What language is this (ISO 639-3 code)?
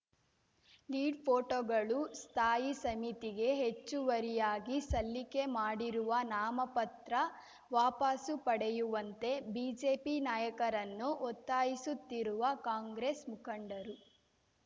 kan